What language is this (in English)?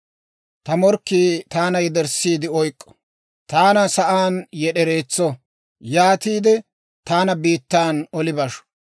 Dawro